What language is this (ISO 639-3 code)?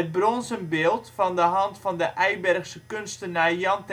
nld